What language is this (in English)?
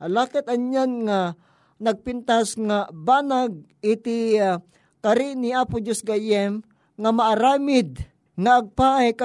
Filipino